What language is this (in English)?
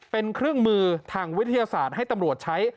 Thai